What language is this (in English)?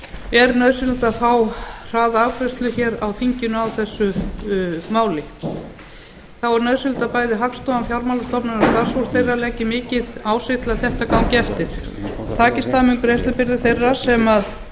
Icelandic